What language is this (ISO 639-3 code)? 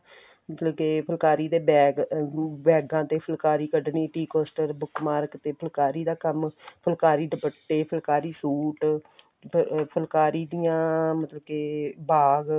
pan